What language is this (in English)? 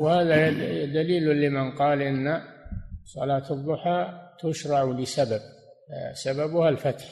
Arabic